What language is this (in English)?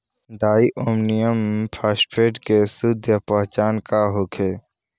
Bhojpuri